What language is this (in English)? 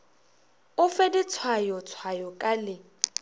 Northern Sotho